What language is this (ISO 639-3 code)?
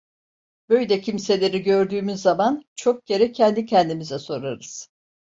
tur